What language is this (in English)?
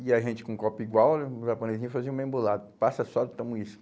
Portuguese